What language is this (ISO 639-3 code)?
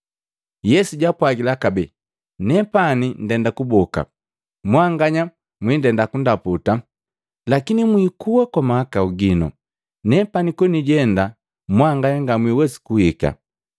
mgv